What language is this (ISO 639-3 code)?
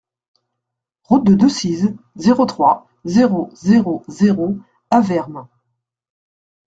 fra